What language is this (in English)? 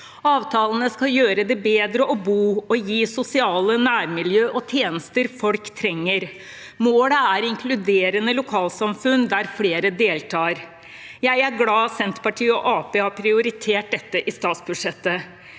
Norwegian